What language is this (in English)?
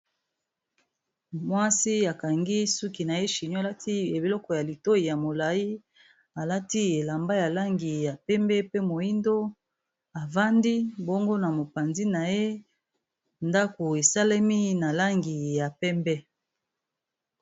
Lingala